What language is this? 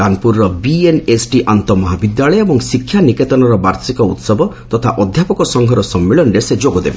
Odia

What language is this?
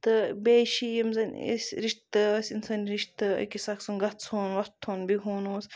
Kashmiri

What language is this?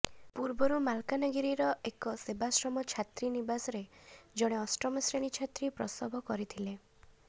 Odia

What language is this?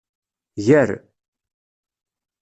Kabyle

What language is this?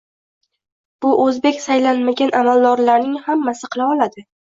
Uzbek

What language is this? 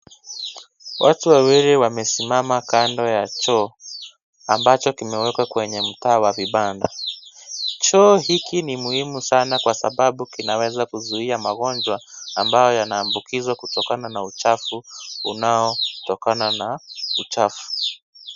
Swahili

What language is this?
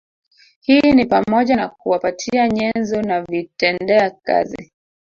Swahili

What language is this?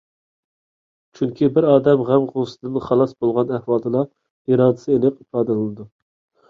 Uyghur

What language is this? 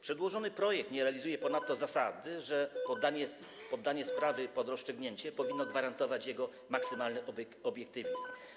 Polish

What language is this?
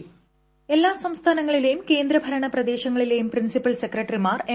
Malayalam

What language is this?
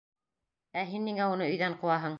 Bashkir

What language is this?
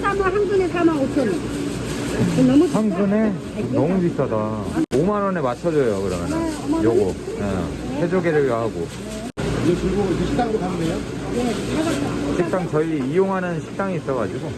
Korean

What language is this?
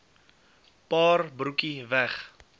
Afrikaans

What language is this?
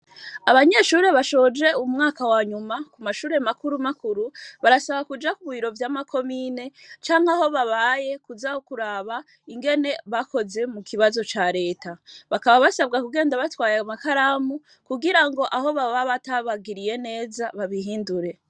Rundi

